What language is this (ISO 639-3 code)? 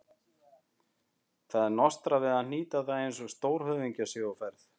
isl